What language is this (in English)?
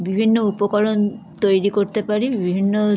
Bangla